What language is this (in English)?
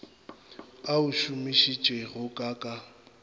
Northern Sotho